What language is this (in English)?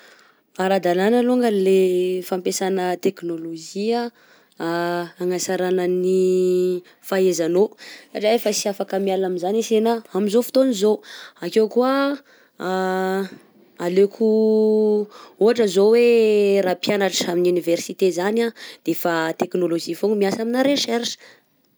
Southern Betsimisaraka Malagasy